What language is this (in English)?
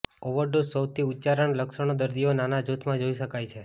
Gujarati